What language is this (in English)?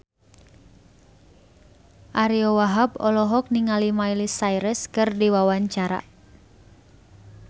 Sundanese